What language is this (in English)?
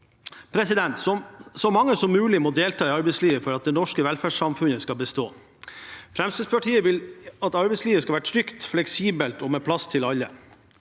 Norwegian